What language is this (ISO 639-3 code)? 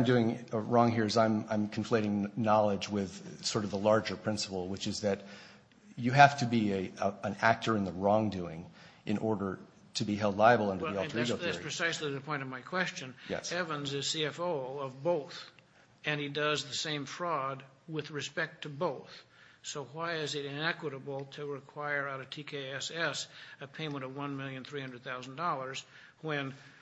eng